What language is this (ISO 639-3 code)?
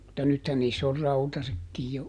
fin